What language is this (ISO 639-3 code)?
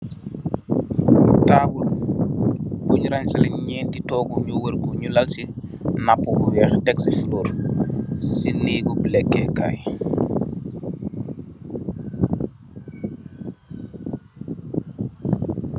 wol